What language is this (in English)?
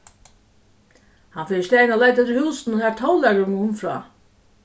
Faroese